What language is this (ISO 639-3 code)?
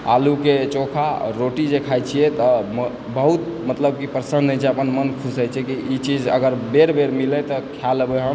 mai